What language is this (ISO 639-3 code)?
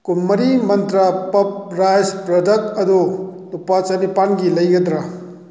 mni